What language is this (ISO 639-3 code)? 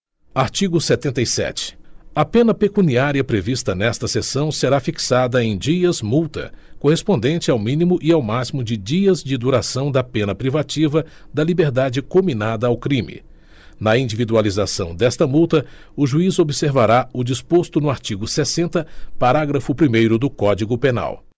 por